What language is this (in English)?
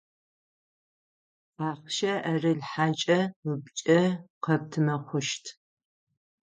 Adyghe